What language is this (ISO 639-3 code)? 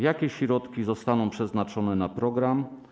pol